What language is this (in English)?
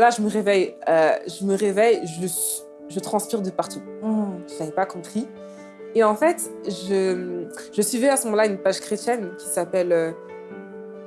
French